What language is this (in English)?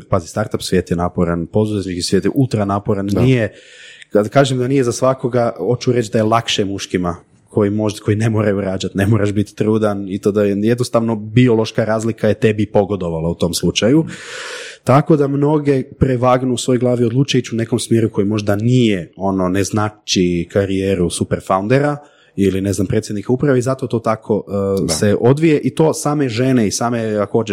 Croatian